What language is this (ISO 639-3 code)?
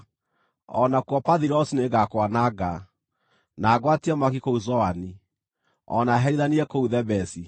kik